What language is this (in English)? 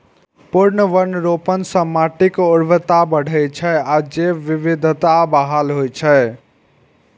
Maithili